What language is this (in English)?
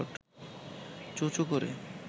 Bangla